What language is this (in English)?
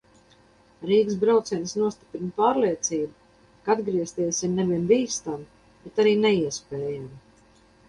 Latvian